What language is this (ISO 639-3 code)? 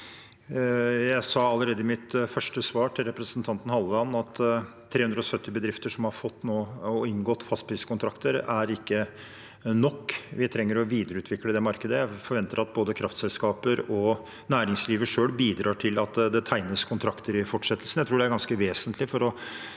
nor